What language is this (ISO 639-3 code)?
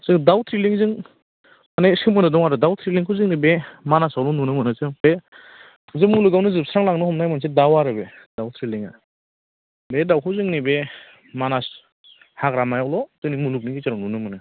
brx